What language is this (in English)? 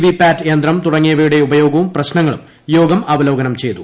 Malayalam